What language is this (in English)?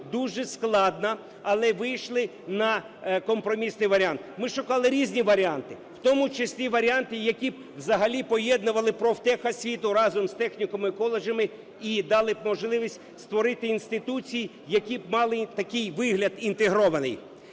Ukrainian